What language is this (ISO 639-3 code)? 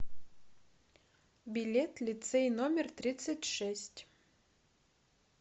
rus